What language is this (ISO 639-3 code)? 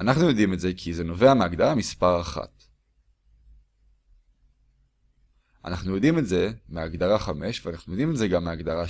heb